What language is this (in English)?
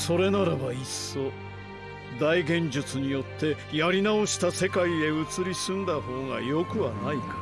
Japanese